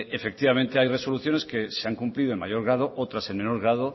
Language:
Spanish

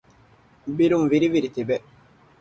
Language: Divehi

